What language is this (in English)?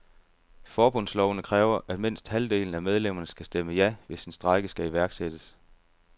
Danish